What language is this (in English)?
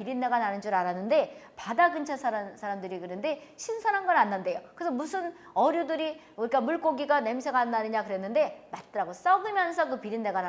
Korean